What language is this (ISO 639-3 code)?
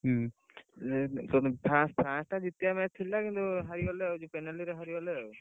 ori